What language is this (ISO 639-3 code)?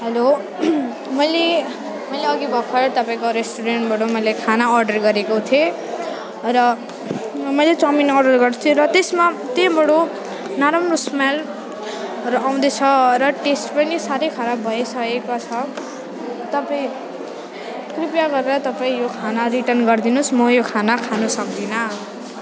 nep